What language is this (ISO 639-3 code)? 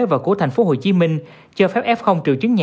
vie